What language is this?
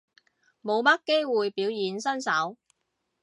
Cantonese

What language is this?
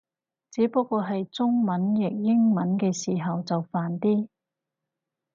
Cantonese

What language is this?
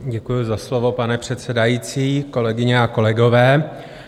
Czech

